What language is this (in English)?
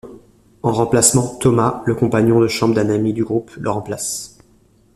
French